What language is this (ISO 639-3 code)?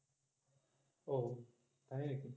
ben